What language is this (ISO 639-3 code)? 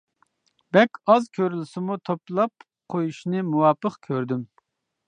uig